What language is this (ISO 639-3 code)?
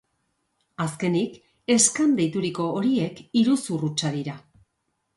eus